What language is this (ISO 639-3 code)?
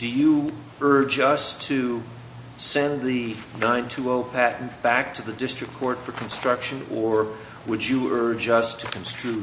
eng